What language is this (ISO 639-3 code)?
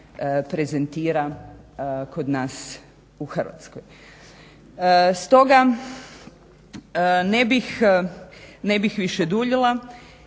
hrv